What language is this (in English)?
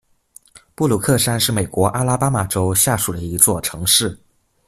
Chinese